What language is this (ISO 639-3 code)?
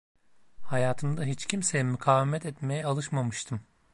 tur